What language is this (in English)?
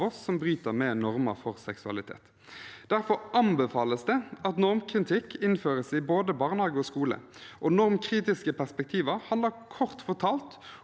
Norwegian